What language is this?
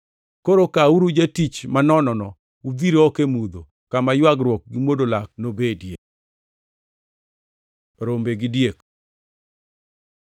Luo (Kenya and Tanzania)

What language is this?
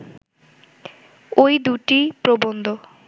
Bangla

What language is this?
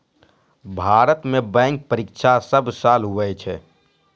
Maithili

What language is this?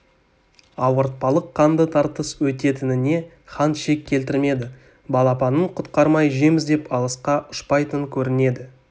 Kazakh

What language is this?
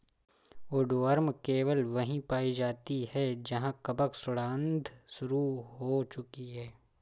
Hindi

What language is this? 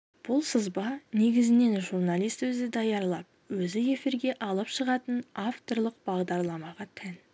Kazakh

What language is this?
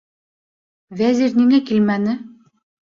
Bashkir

